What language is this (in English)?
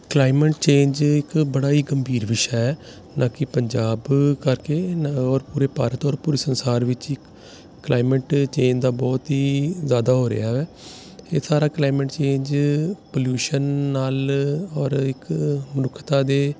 Punjabi